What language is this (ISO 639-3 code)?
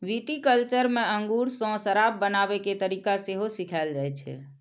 mai